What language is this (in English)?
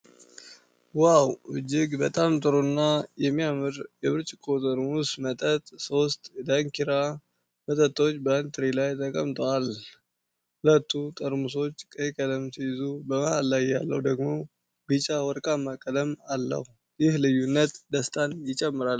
Amharic